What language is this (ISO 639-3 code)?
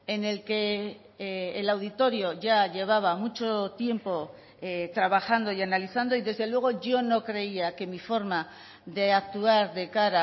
spa